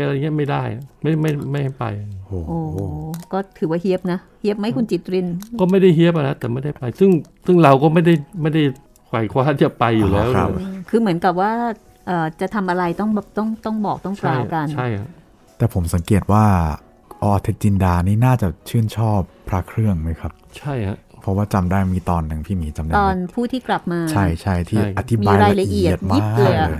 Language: Thai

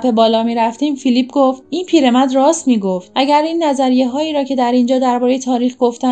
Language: Persian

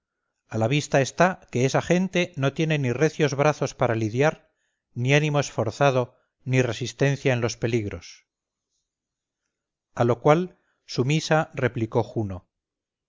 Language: Spanish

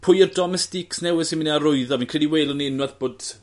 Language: Welsh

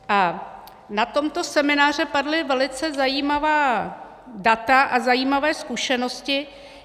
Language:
Czech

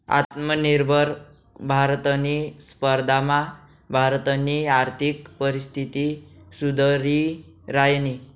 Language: Marathi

